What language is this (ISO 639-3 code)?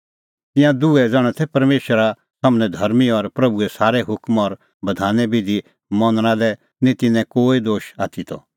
kfx